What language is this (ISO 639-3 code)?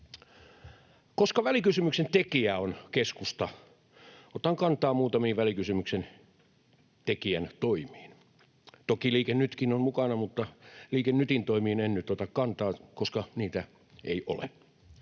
fin